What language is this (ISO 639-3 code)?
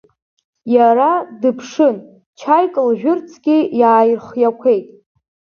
abk